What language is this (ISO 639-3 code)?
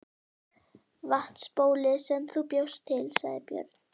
isl